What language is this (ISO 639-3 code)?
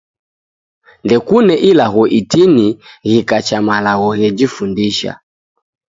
dav